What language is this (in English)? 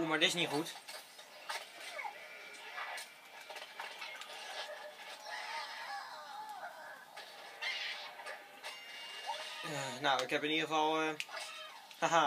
Dutch